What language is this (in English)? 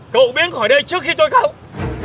Vietnamese